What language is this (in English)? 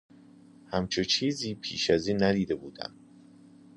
Persian